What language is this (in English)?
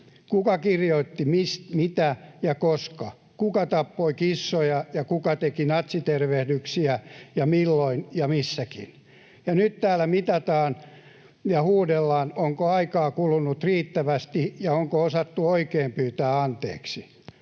Finnish